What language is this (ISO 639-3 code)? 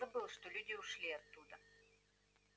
rus